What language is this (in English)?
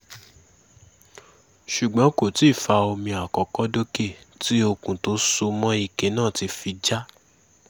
Yoruba